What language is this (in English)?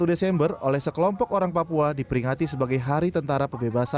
Indonesian